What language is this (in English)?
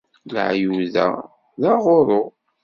Kabyle